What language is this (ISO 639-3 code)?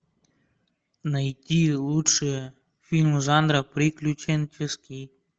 rus